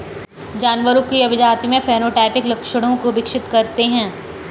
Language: Hindi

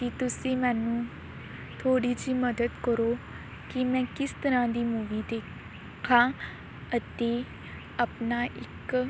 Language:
Punjabi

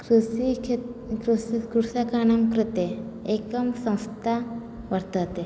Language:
Sanskrit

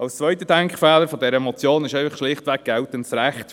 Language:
Swiss German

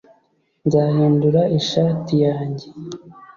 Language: Kinyarwanda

